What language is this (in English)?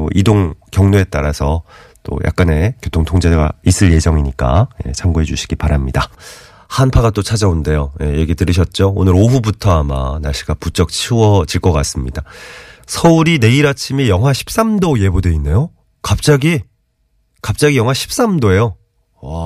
Korean